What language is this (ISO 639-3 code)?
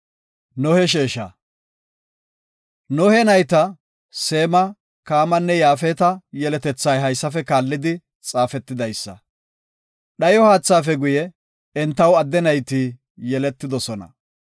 gof